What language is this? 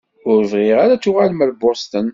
Kabyle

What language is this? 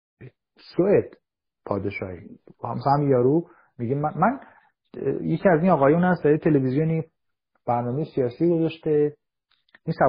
Persian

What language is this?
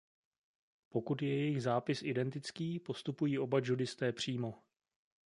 Czech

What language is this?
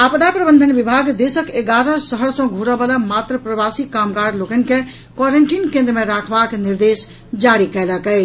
Maithili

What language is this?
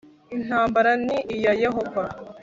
Kinyarwanda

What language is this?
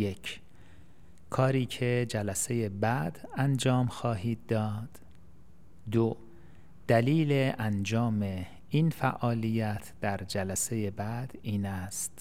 Persian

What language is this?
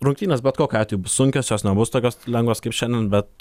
Lithuanian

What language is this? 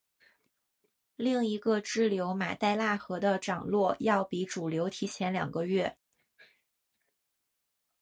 Chinese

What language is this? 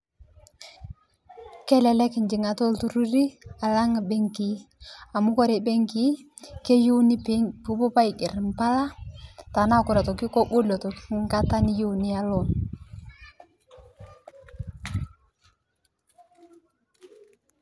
Masai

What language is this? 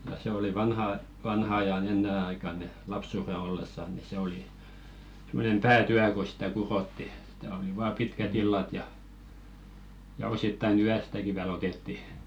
Finnish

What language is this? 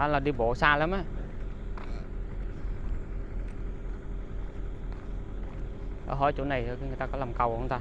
Vietnamese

